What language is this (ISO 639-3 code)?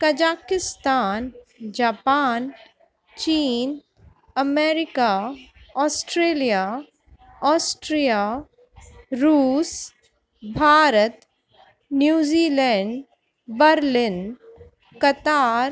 snd